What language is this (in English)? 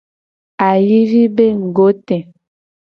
Gen